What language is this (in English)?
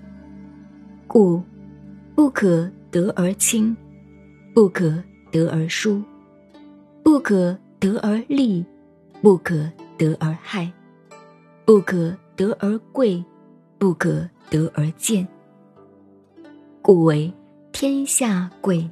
Chinese